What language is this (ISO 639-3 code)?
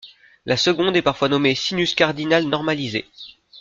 fra